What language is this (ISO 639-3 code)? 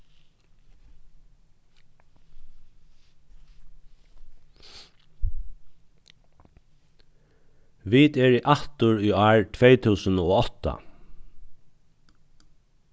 fao